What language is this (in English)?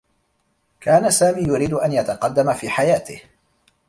Arabic